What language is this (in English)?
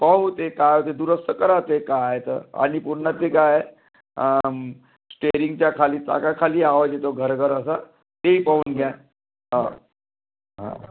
Marathi